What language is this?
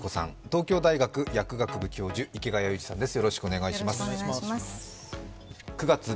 Japanese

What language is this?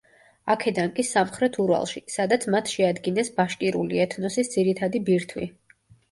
Georgian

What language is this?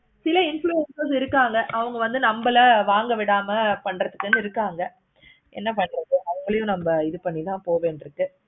Tamil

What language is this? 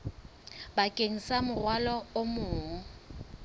Southern Sotho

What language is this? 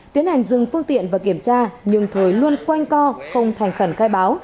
Vietnamese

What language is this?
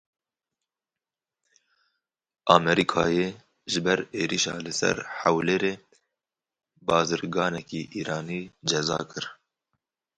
Kurdish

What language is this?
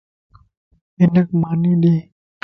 Lasi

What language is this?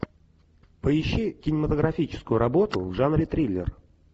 Russian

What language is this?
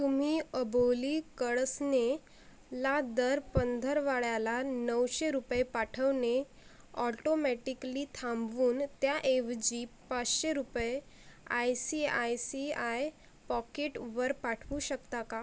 Marathi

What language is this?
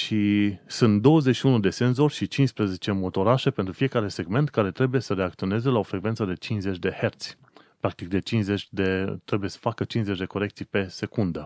Romanian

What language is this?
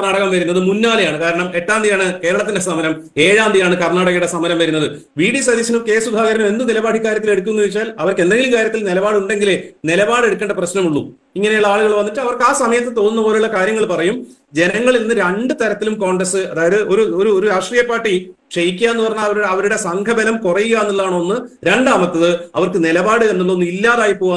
Malayalam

